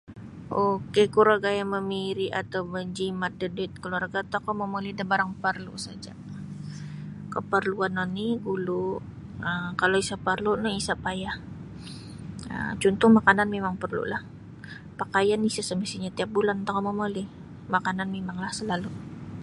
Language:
Sabah Bisaya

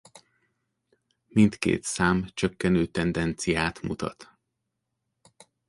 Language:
Hungarian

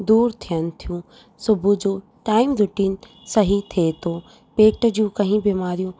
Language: Sindhi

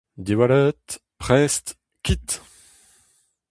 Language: Breton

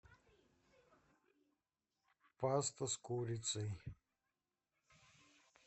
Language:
Russian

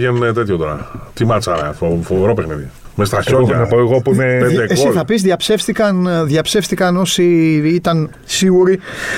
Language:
Greek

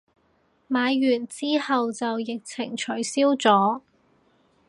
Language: Cantonese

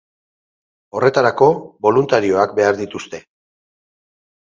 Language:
Basque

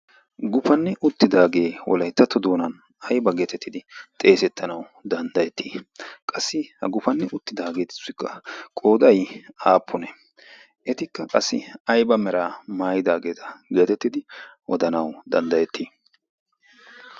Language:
Wolaytta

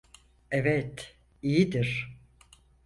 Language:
Turkish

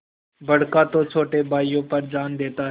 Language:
Hindi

